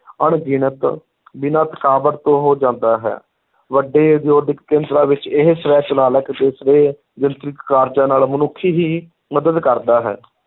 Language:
Punjabi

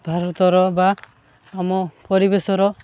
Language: Odia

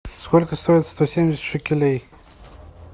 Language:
Russian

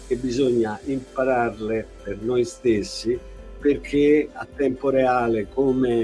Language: Italian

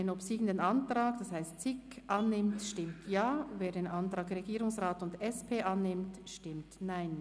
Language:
Swiss German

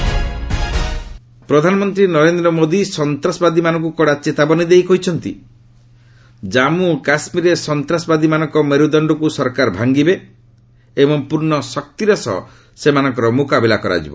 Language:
Odia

